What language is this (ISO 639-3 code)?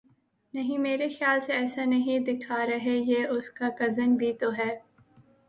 urd